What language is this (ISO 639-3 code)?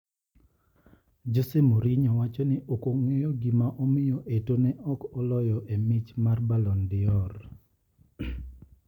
luo